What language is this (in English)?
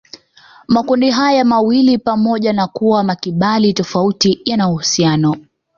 Swahili